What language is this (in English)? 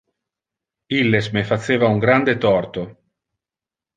Interlingua